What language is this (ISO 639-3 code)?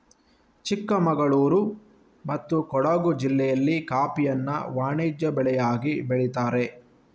kan